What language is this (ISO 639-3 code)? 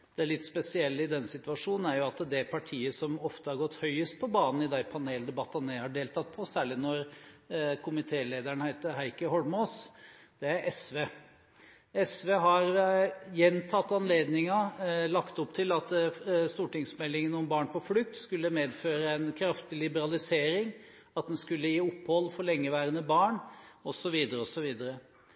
nob